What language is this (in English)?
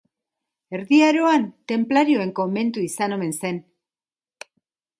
Basque